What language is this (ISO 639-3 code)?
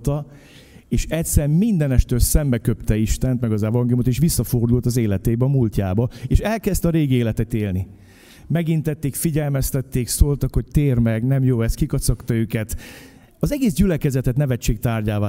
hun